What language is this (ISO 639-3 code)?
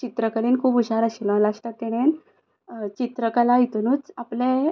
kok